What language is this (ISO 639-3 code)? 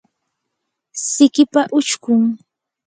qur